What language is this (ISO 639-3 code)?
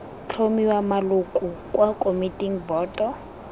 tsn